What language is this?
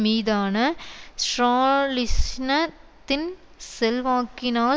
Tamil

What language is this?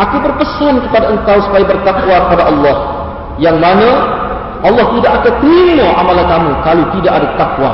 Malay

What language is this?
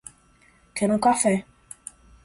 Portuguese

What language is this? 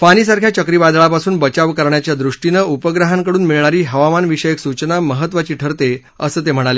Marathi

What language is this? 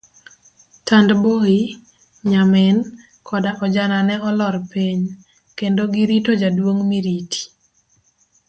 Luo (Kenya and Tanzania)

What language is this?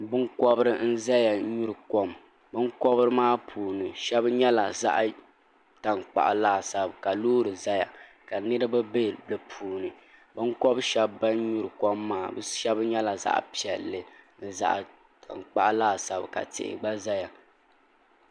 Dagbani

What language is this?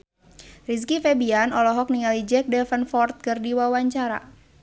Sundanese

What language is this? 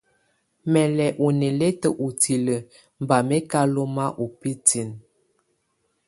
Tunen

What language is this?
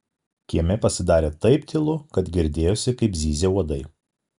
Lithuanian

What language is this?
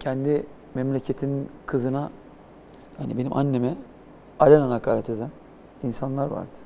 Turkish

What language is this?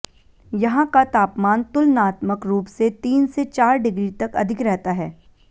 Hindi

